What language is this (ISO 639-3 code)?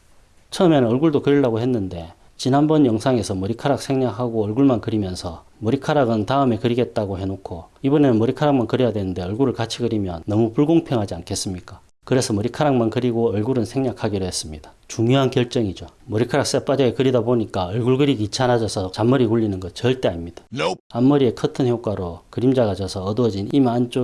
kor